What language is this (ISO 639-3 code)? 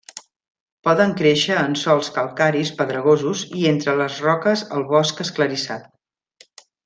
cat